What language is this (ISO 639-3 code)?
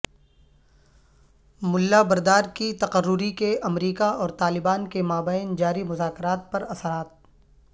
urd